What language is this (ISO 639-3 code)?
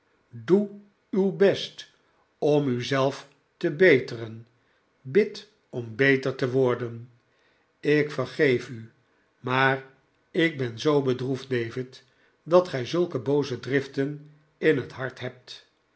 nld